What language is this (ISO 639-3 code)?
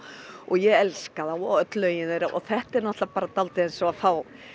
isl